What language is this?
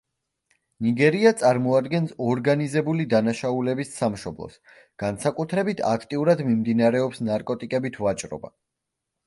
Georgian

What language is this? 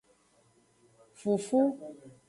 Aja (Benin)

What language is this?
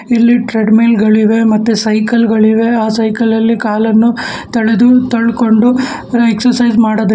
Kannada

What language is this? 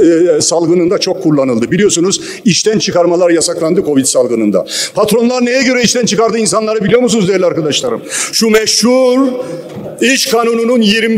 Turkish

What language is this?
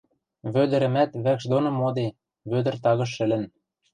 Western Mari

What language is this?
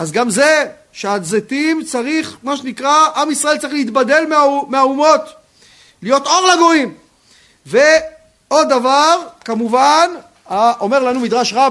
Hebrew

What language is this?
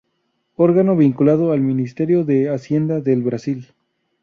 Spanish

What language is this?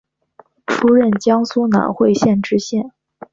Chinese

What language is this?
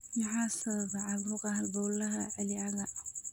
Somali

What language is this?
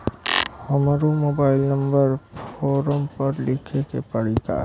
Bhojpuri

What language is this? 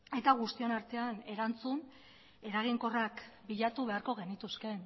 Basque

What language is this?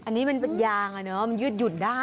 Thai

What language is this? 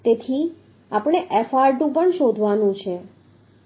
Gujarati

